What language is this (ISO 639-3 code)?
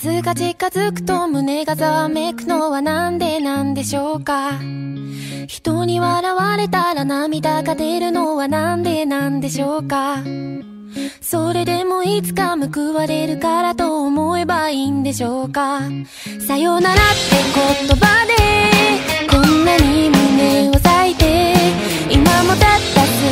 kor